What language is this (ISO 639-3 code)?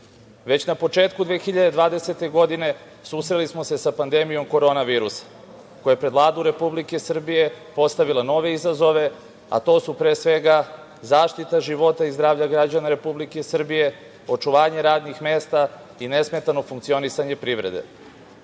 srp